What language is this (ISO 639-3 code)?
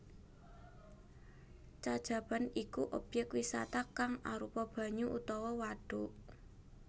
jav